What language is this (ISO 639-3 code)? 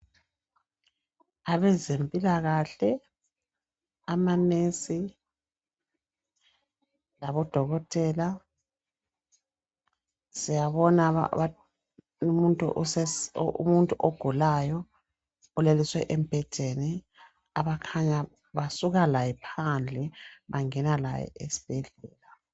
nde